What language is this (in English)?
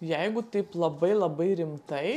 Lithuanian